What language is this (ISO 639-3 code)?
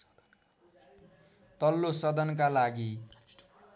nep